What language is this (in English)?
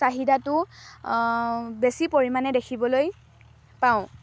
Assamese